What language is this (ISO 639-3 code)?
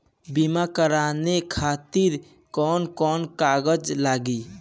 bho